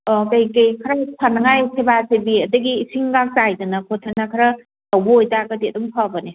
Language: Manipuri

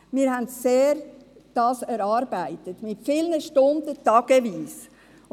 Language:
Swiss German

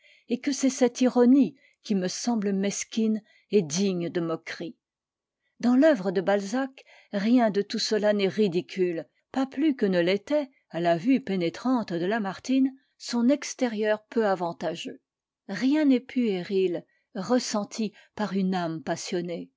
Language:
French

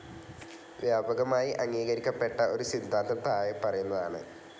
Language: Malayalam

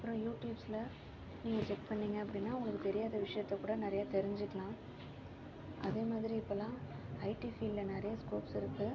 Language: Tamil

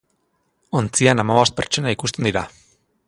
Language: Basque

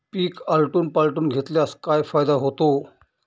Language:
Marathi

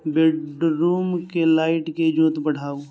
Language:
Maithili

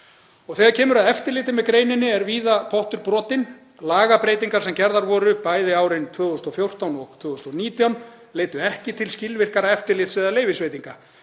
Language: Icelandic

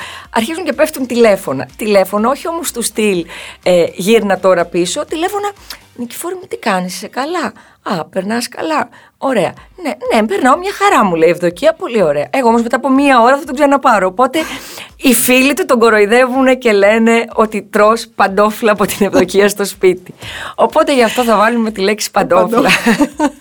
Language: Greek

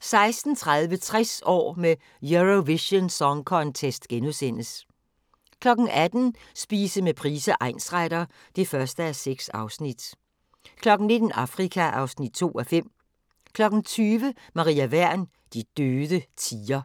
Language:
Danish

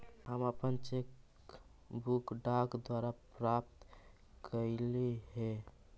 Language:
Magahi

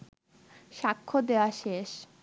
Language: Bangla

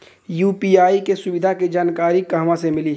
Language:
Bhojpuri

